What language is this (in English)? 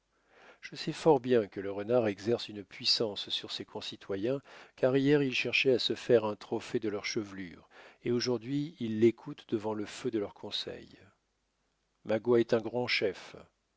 French